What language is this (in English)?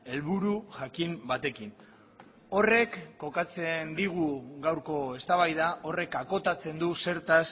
Basque